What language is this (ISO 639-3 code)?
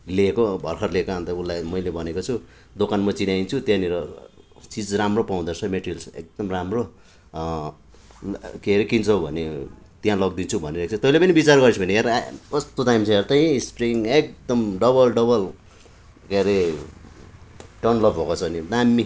nep